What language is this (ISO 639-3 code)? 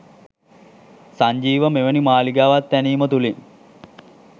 sin